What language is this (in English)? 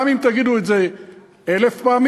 Hebrew